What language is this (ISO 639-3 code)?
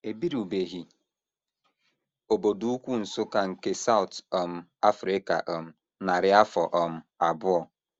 ibo